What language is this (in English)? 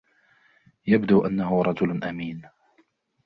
Arabic